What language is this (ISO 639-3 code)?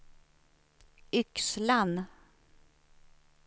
swe